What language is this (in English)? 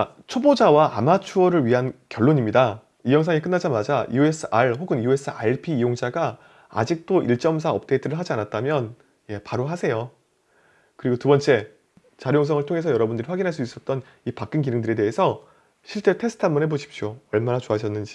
Korean